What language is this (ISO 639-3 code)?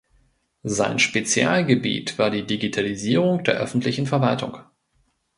deu